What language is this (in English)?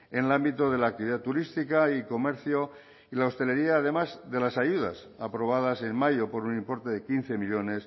Spanish